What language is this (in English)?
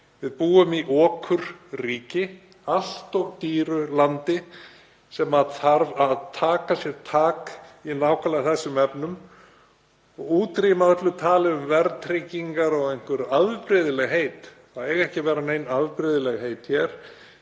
Icelandic